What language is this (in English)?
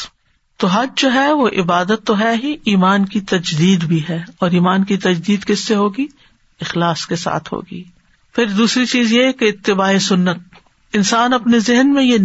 Urdu